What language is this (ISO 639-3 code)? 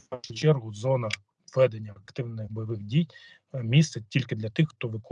ukr